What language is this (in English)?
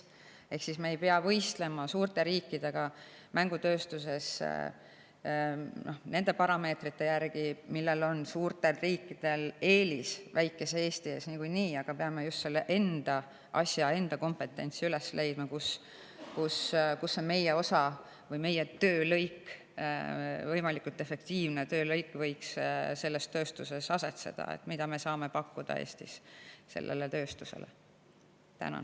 Estonian